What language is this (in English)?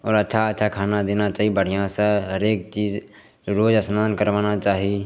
Maithili